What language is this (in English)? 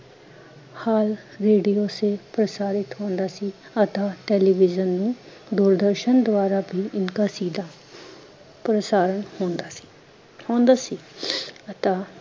Punjabi